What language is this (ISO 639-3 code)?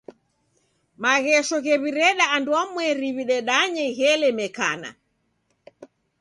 dav